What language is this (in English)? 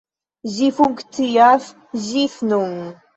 Esperanto